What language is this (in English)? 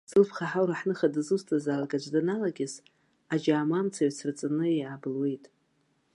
Abkhazian